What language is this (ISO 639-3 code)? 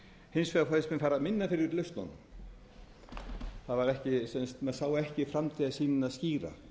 isl